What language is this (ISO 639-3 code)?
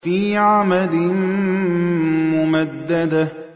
ara